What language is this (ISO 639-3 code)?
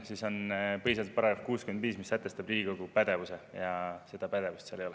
est